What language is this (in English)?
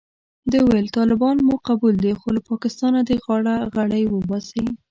Pashto